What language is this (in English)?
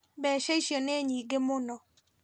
Kikuyu